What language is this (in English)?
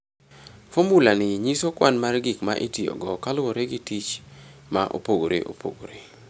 Luo (Kenya and Tanzania)